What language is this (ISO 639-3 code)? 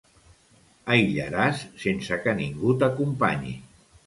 cat